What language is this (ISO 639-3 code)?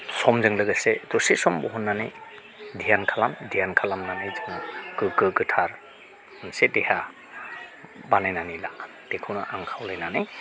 brx